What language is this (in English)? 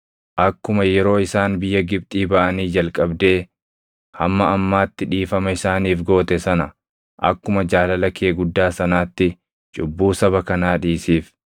Oromo